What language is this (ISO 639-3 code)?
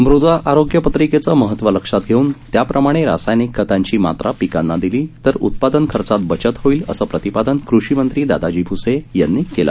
mar